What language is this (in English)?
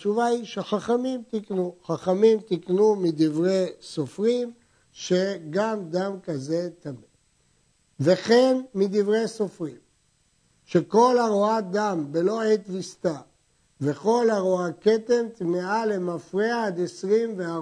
Hebrew